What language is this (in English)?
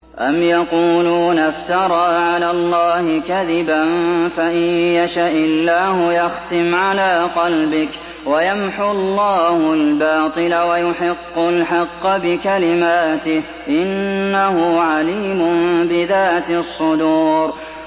Arabic